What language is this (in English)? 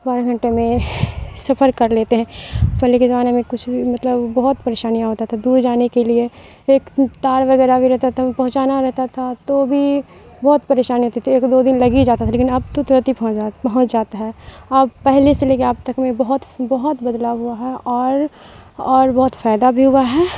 Urdu